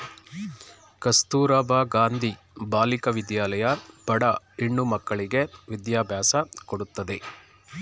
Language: Kannada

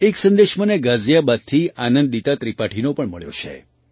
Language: Gujarati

